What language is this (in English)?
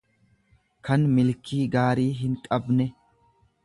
Oromo